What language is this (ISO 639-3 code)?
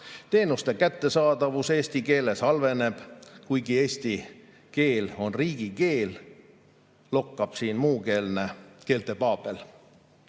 est